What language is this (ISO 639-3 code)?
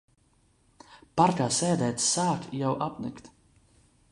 lav